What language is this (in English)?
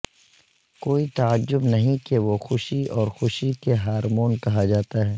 Urdu